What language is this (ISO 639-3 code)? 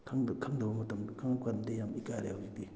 mni